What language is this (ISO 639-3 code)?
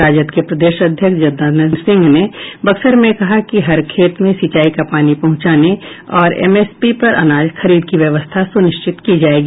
hin